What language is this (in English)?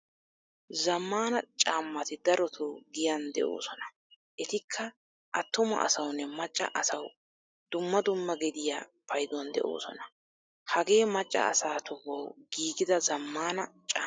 Wolaytta